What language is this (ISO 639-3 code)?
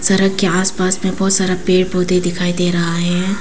hin